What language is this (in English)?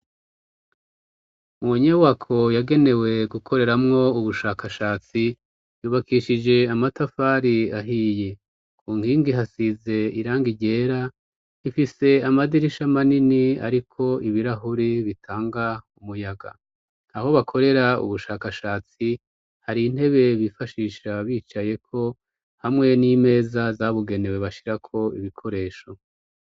Rundi